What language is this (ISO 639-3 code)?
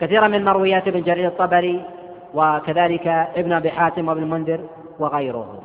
ara